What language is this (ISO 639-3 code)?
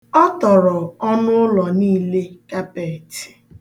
ibo